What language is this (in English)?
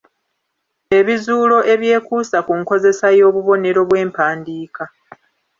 Ganda